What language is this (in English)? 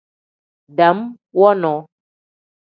Tem